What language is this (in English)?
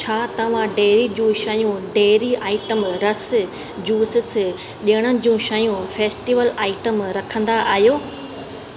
Sindhi